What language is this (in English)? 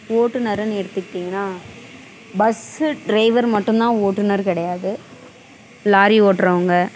Tamil